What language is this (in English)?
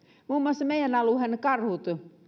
Finnish